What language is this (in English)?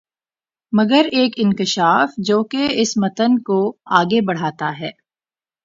Urdu